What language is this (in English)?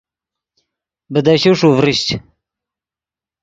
Yidgha